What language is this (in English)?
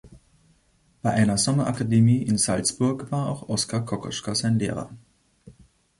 German